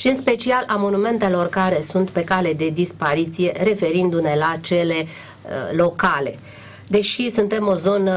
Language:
Romanian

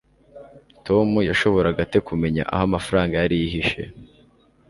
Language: Kinyarwanda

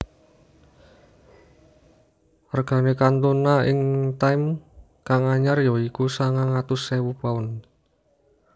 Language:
Javanese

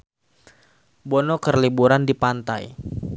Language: Sundanese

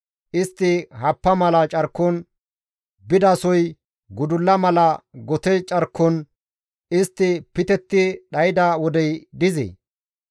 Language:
Gamo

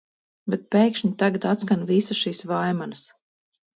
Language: Latvian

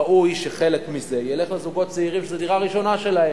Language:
Hebrew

